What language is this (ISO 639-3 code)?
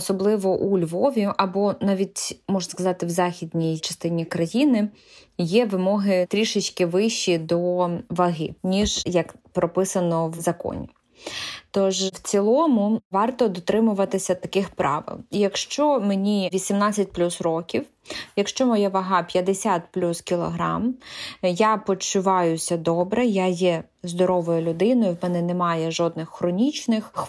ukr